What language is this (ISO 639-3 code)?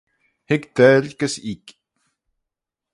glv